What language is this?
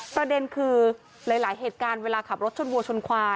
Thai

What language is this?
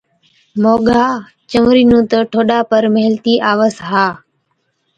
Od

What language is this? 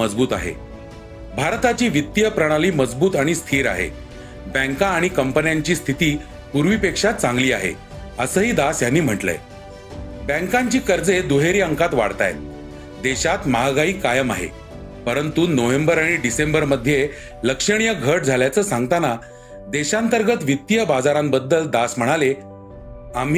Marathi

